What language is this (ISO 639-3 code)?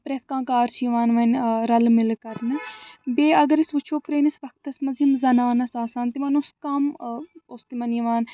kas